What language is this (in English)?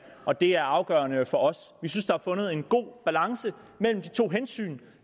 Danish